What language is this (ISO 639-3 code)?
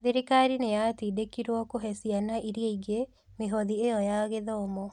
kik